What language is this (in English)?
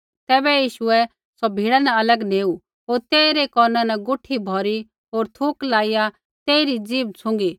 Kullu Pahari